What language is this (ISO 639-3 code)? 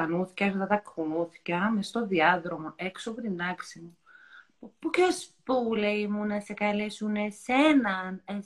ell